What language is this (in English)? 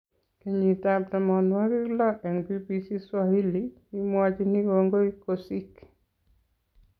Kalenjin